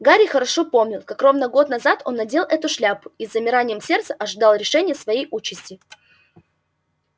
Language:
Russian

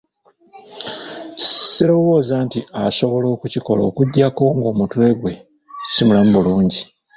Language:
Ganda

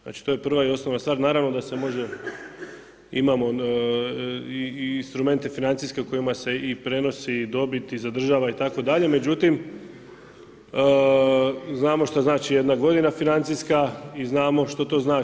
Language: Croatian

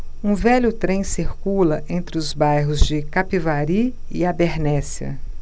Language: Portuguese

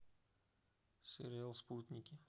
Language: Russian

